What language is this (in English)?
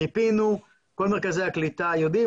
Hebrew